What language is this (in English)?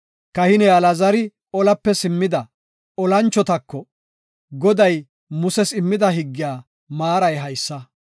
Gofa